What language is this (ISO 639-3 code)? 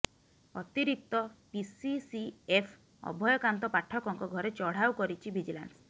ori